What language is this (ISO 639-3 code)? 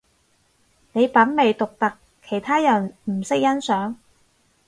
yue